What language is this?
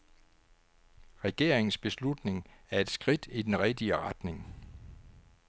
Danish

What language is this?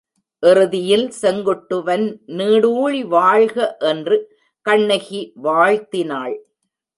Tamil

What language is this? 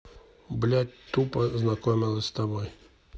Russian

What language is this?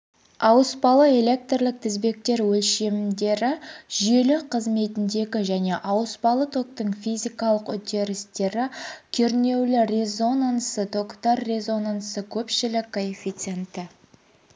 Kazakh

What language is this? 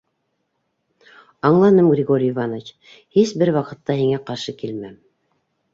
Bashkir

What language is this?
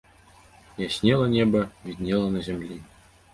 Belarusian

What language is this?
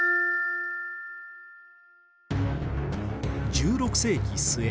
Japanese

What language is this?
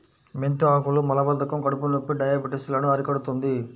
Telugu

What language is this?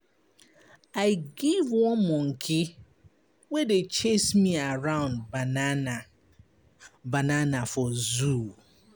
Nigerian Pidgin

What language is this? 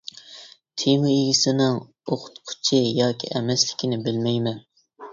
Uyghur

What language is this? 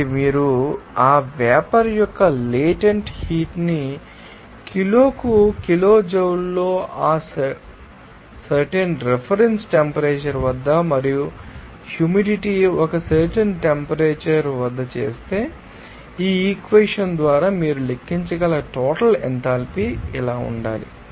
Telugu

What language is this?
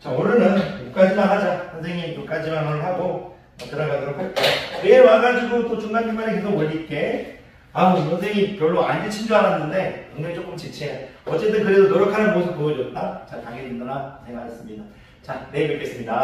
Korean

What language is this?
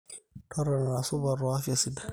Masai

